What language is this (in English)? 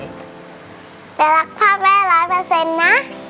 Thai